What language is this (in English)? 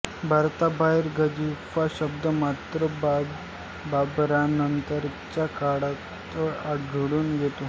Marathi